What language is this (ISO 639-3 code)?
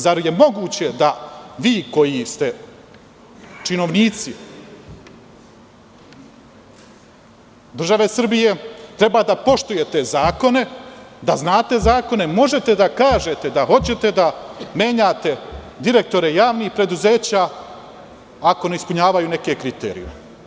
srp